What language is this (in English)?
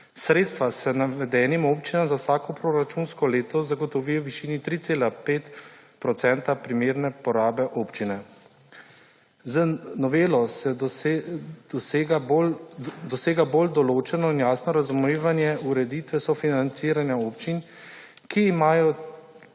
Slovenian